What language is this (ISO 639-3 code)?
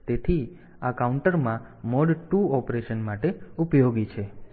guj